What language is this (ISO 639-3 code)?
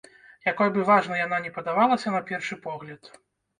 bel